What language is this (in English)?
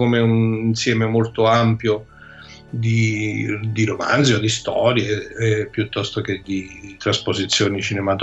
Italian